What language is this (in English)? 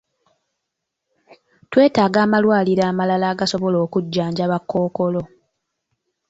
Ganda